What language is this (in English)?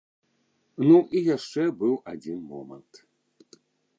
Belarusian